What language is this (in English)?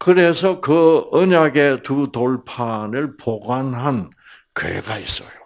Korean